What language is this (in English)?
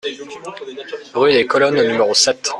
French